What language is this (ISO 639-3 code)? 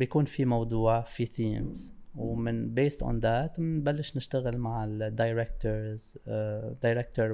ara